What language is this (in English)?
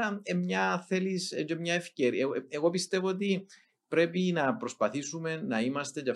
Greek